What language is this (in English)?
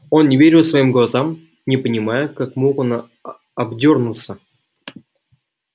Russian